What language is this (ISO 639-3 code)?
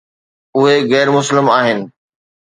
snd